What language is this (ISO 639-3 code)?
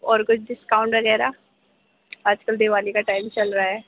urd